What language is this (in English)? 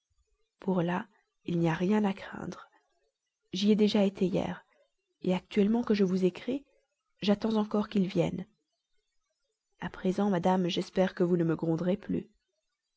French